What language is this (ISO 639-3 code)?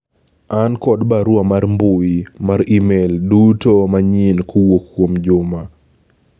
luo